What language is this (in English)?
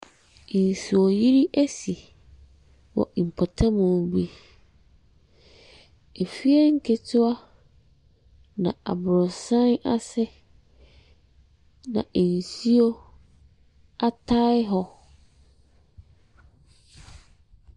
Akan